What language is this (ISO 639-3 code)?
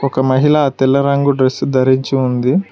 tel